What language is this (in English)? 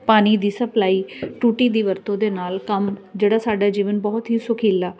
Punjabi